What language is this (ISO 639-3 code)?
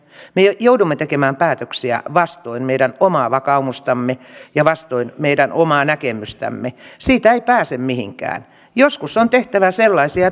fin